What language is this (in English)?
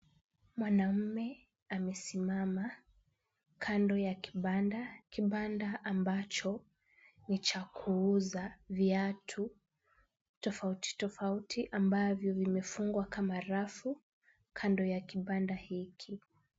Swahili